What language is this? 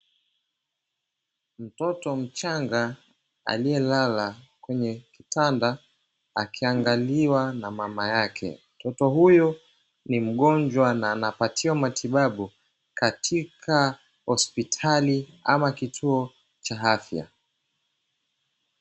Swahili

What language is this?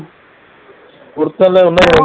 Tamil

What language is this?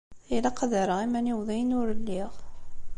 Kabyle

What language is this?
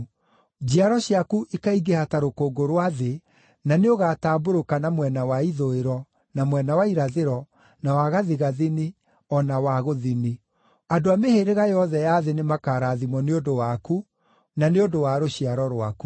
Kikuyu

